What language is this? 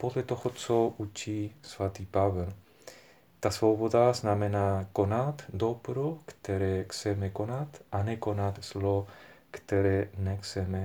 Czech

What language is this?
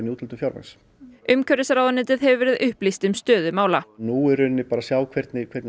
Icelandic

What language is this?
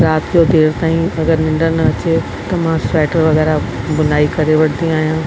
Sindhi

